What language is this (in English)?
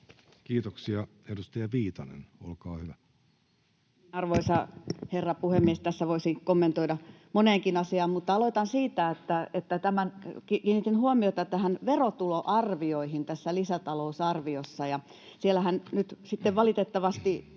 Finnish